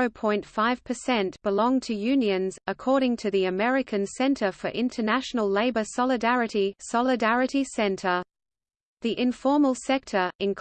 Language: English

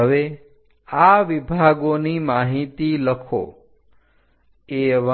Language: Gujarati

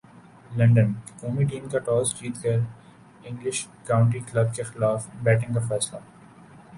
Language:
Urdu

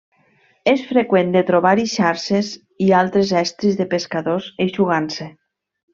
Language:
Catalan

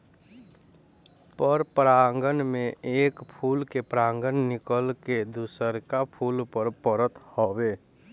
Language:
Bhojpuri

